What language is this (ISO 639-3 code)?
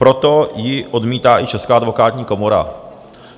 ces